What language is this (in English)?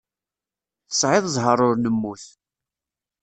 Kabyle